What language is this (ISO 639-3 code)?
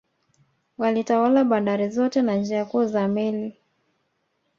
swa